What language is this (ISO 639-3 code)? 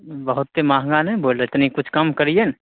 mai